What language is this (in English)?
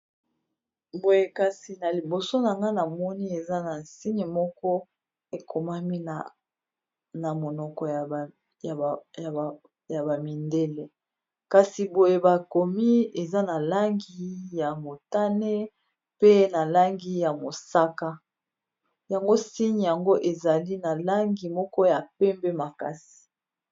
Lingala